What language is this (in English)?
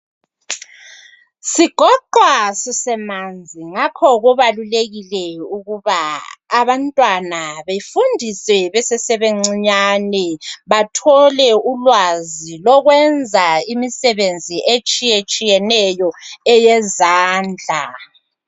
North Ndebele